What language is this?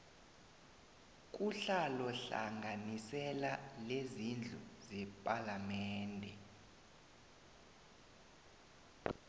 South Ndebele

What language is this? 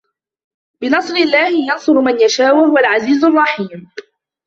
Arabic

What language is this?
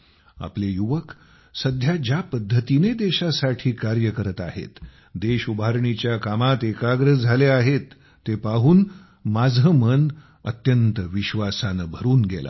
Marathi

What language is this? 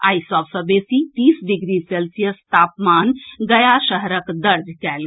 Maithili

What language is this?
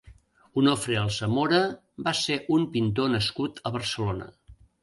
Catalan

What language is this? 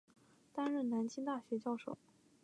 Chinese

